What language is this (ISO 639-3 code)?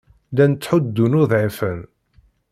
kab